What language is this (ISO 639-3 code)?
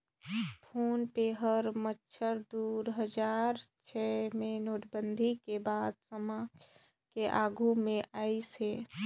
hne